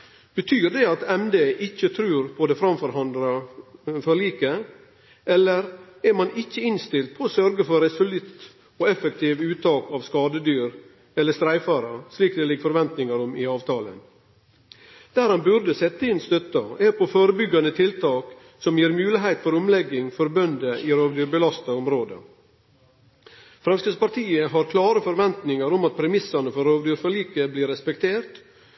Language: Norwegian Nynorsk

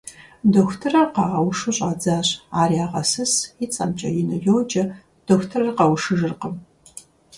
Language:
Kabardian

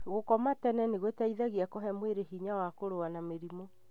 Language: Kikuyu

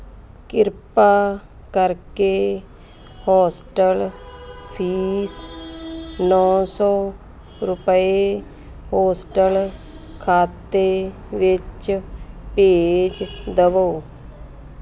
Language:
Punjabi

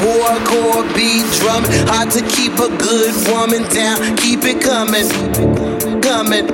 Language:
English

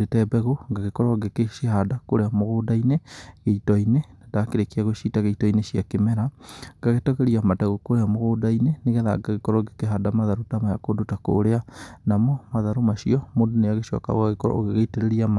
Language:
Kikuyu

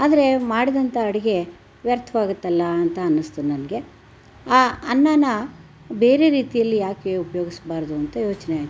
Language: Kannada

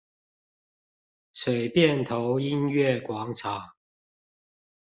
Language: Chinese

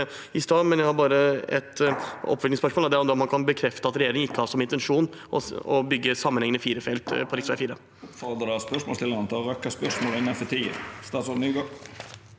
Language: Norwegian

